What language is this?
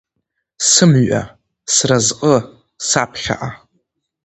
Abkhazian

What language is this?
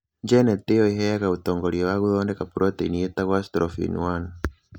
Kikuyu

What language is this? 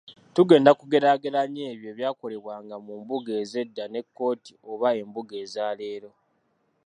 Ganda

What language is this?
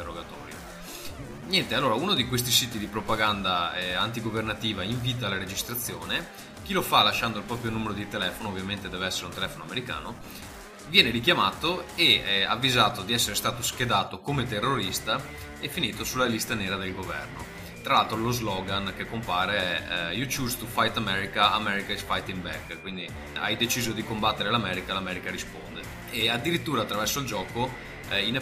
Italian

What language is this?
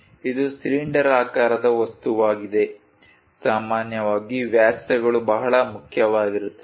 Kannada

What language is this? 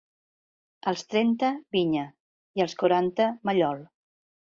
Catalan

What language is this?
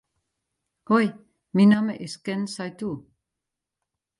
Western Frisian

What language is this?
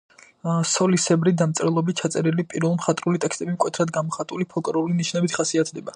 Georgian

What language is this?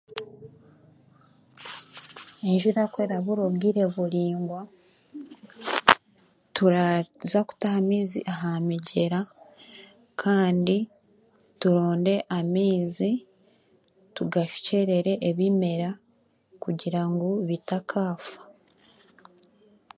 Chiga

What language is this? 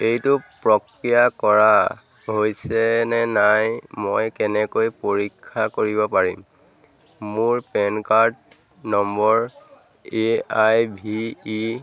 Assamese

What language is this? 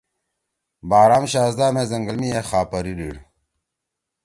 Torwali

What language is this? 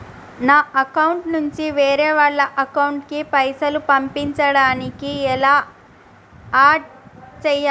Telugu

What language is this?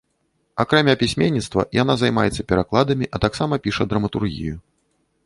Belarusian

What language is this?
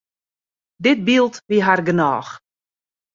Western Frisian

